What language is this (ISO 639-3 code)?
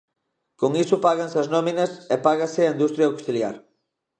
glg